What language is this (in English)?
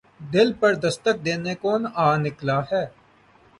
Urdu